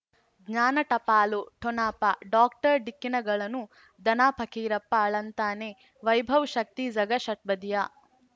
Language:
Kannada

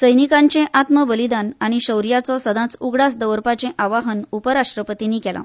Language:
Konkani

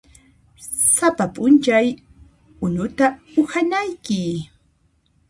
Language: Puno Quechua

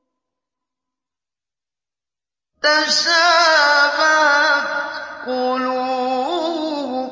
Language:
Arabic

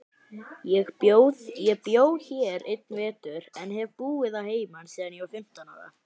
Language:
Icelandic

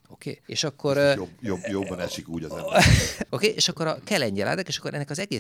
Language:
Hungarian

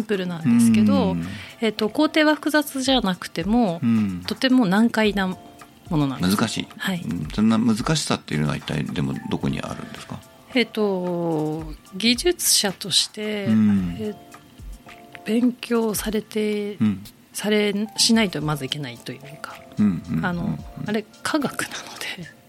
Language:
Japanese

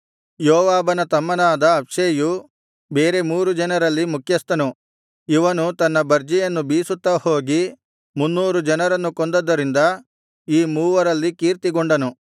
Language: Kannada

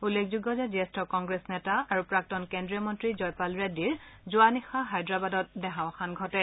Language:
Assamese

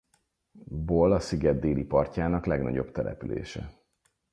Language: Hungarian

